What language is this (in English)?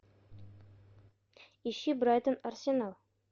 Russian